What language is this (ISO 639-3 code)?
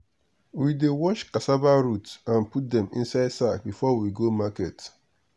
pcm